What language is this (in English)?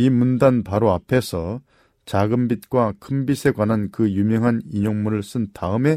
Korean